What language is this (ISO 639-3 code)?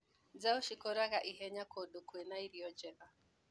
kik